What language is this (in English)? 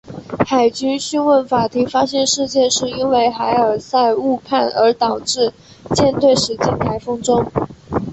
Chinese